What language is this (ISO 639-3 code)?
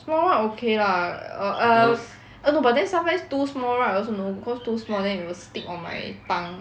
eng